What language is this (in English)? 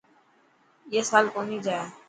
Dhatki